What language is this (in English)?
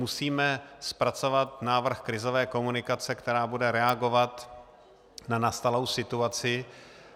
Czech